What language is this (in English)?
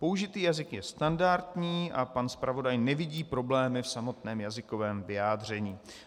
Czech